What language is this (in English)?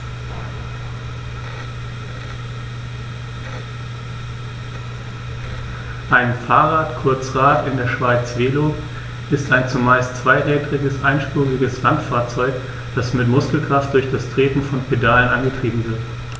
German